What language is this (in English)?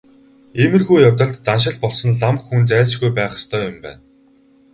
Mongolian